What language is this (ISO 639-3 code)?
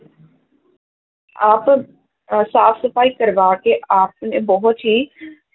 pan